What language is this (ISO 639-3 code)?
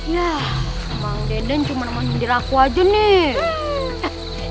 ind